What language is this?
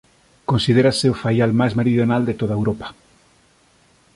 Galician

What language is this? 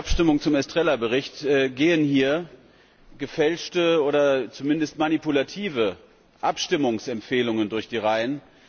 German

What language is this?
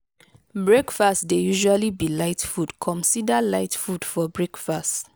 Nigerian Pidgin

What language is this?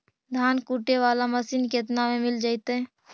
Magahi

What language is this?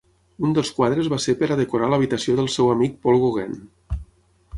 Catalan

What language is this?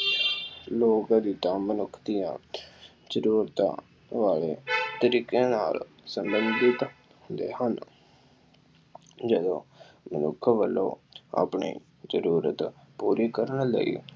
Punjabi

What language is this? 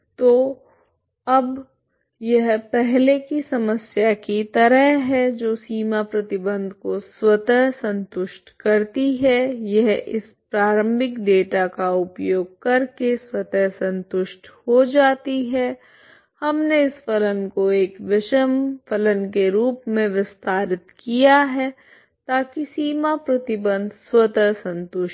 Hindi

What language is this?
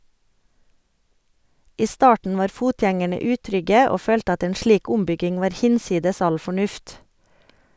Norwegian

